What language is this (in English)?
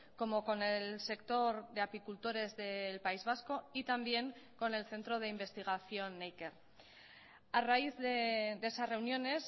Spanish